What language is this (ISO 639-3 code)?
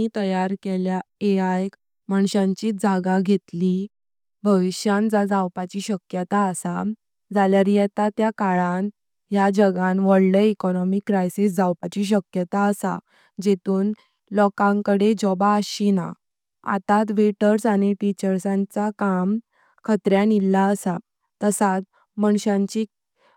kok